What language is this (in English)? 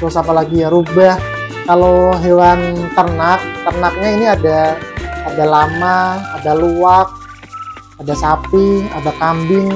Indonesian